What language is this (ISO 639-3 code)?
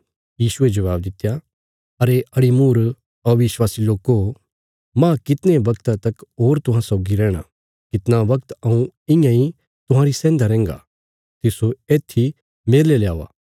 kfs